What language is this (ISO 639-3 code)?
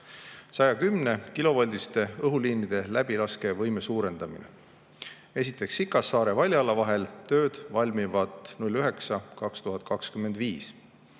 est